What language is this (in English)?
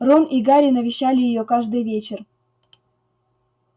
Russian